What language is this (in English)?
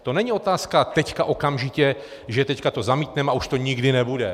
Czech